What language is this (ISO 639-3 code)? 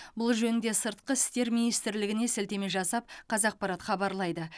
kaz